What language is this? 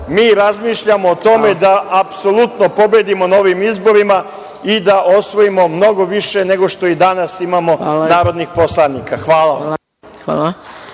Serbian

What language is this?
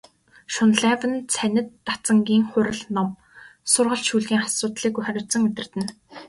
Mongolian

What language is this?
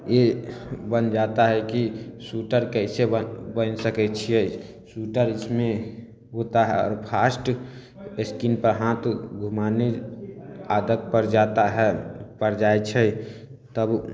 Maithili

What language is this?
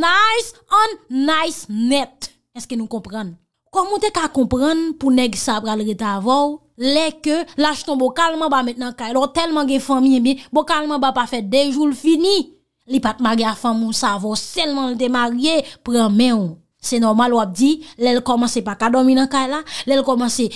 French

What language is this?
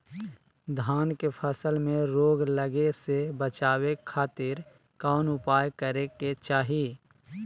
Magahi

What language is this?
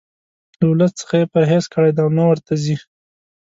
Pashto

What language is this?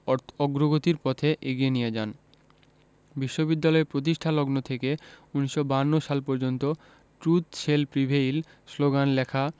Bangla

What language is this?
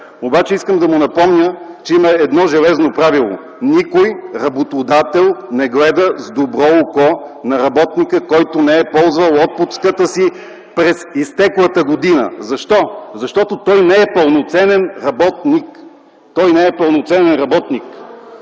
Bulgarian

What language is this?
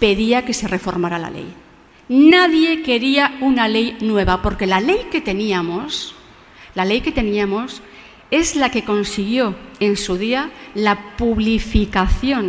Spanish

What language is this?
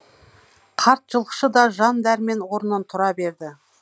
Kazakh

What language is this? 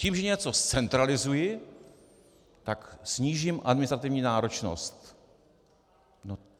Czech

